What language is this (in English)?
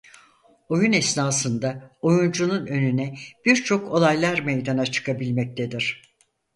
Turkish